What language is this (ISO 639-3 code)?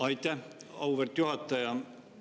est